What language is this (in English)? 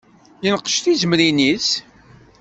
Kabyle